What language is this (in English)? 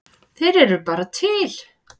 Icelandic